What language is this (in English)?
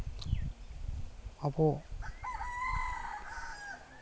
Santali